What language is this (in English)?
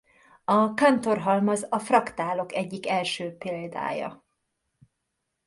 Hungarian